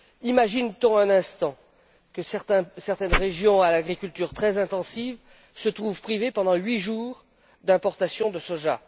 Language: French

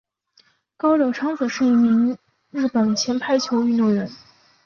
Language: Chinese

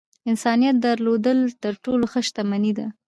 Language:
Pashto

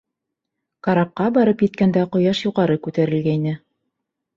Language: Bashkir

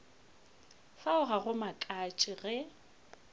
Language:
Northern Sotho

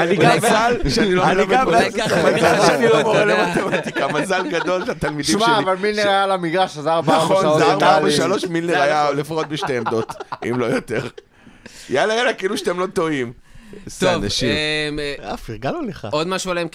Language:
Hebrew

